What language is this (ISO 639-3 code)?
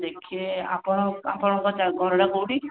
ori